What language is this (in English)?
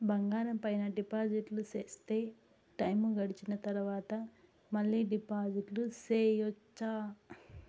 Telugu